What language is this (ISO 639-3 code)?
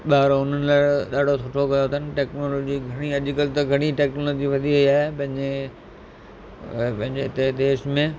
snd